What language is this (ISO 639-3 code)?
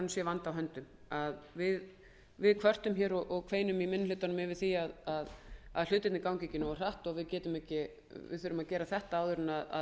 isl